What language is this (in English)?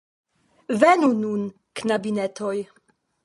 Esperanto